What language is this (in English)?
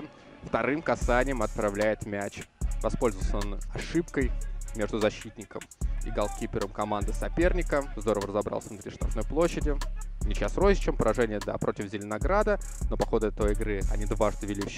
Russian